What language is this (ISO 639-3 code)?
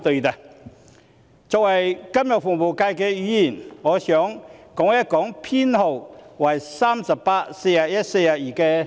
yue